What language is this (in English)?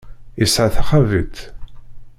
Kabyle